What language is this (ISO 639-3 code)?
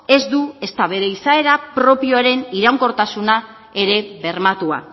eus